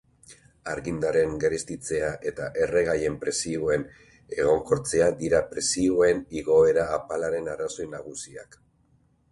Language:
Basque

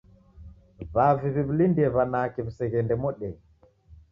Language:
Taita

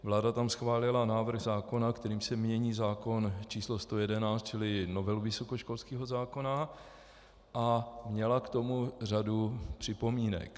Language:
Czech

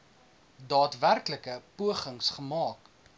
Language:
Afrikaans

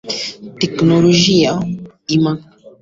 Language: Swahili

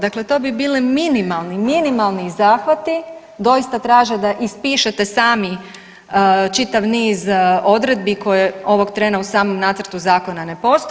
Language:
Croatian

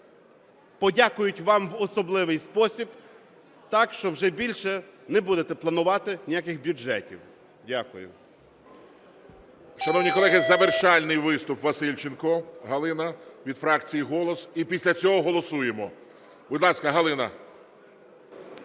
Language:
Ukrainian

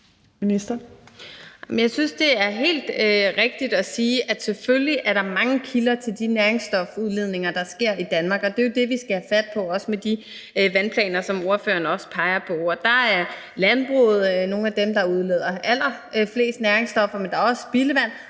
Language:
Danish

